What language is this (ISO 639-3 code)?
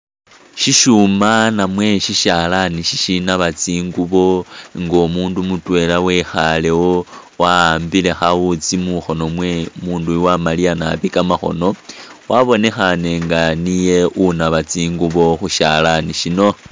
myx